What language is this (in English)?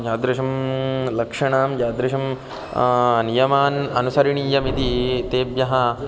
Sanskrit